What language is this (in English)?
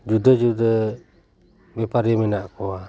Santali